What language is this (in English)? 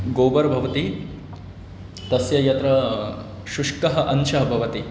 Sanskrit